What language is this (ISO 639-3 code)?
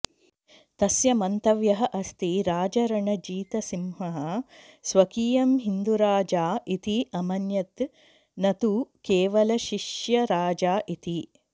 san